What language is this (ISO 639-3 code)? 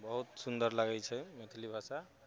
mai